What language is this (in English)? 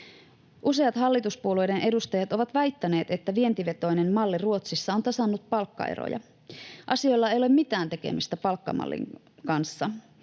Finnish